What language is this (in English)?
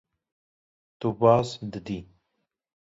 Kurdish